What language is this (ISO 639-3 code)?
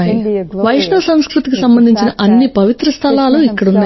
tel